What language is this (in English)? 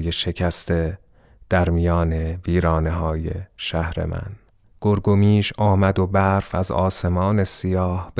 Persian